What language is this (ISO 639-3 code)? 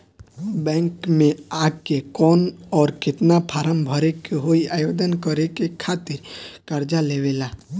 bho